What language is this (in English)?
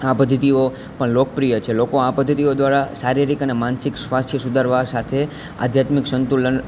Gujarati